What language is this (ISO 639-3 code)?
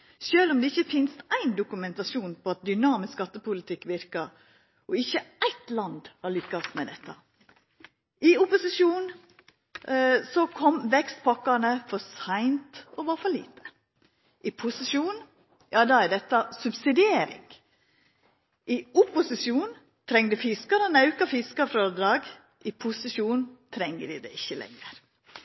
nno